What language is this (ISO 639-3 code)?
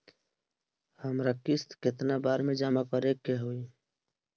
bho